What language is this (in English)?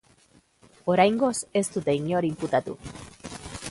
Basque